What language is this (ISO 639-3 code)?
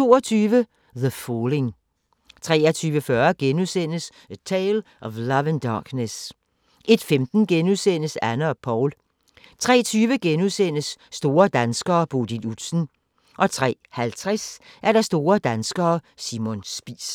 dan